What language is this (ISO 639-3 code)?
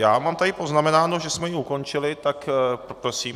ces